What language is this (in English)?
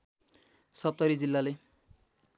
Nepali